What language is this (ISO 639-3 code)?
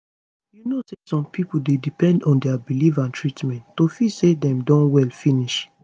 pcm